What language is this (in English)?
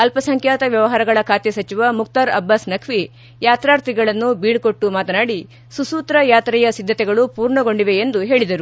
Kannada